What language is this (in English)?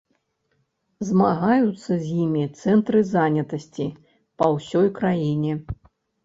Belarusian